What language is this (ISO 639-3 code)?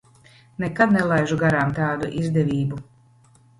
lav